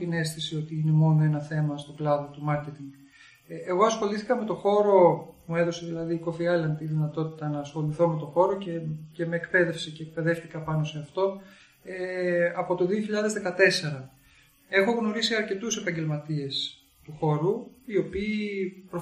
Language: Greek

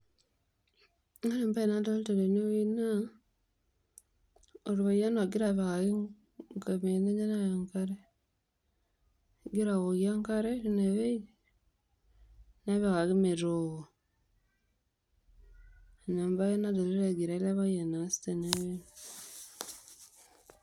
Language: Masai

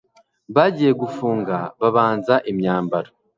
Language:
Kinyarwanda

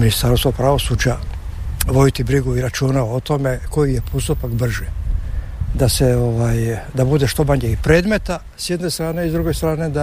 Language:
Croatian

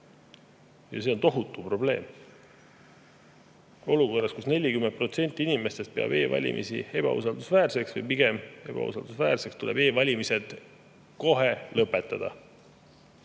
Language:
Estonian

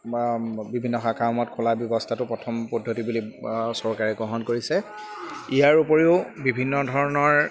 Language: Assamese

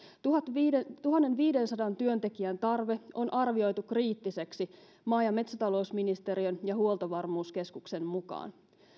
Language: Finnish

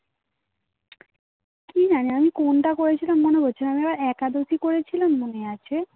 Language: Bangla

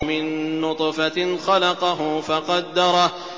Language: Arabic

